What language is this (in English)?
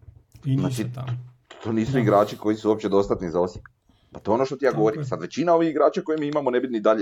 Croatian